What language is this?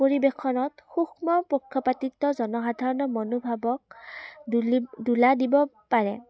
Assamese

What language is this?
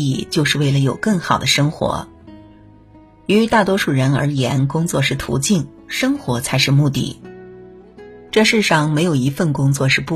Chinese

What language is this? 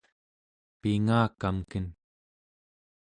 Central Yupik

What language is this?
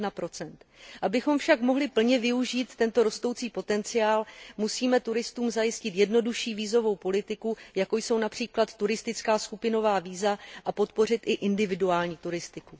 Czech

